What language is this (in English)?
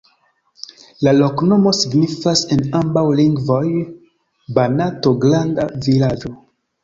Esperanto